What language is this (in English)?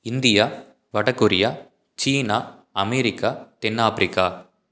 Tamil